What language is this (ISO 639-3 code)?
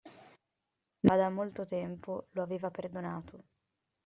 ita